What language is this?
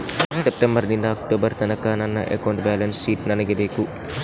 Kannada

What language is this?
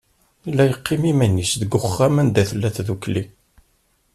Kabyle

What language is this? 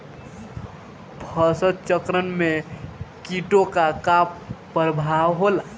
Bhojpuri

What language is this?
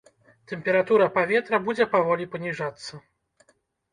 Belarusian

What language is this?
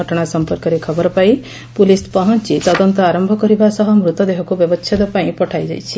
Odia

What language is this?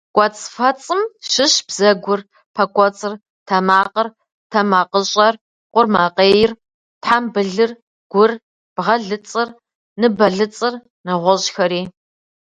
Kabardian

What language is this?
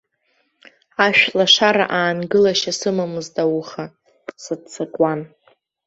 Abkhazian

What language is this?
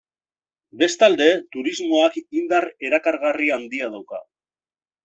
Basque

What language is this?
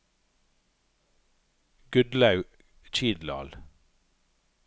Norwegian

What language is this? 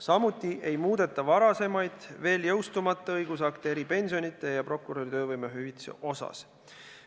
Estonian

